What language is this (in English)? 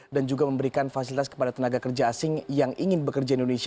Indonesian